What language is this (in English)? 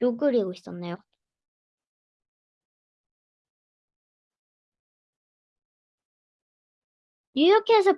Korean